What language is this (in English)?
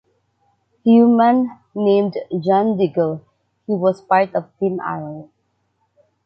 English